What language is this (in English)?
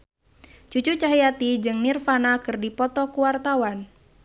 Sundanese